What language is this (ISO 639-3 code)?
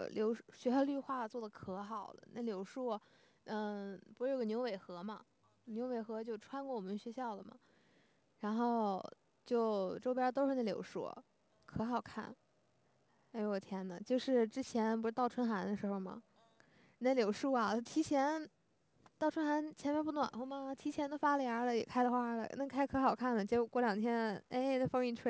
zho